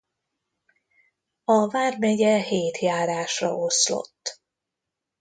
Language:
Hungarian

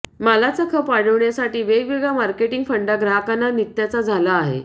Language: Marathi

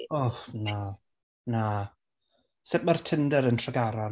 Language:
Welsh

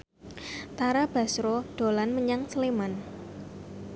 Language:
Javanese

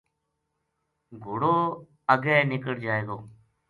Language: Gujari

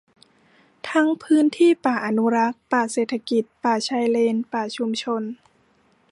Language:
Thai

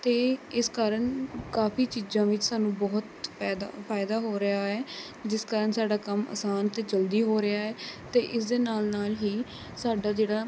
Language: Punjabi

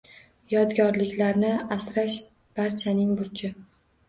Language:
Uzbek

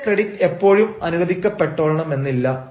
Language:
Malayalam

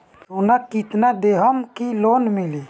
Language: Bhojpuri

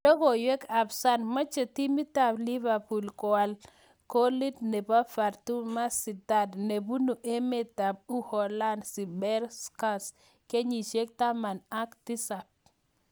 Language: Kalenjin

